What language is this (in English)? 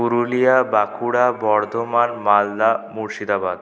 Bangla